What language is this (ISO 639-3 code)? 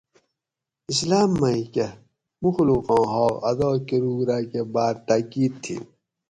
gwc